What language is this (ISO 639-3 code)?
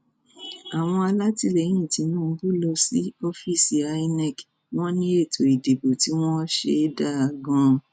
yor